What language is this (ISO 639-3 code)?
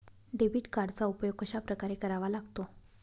mar